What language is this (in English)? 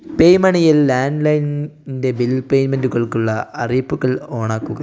Malayalam